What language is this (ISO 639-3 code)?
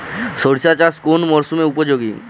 ben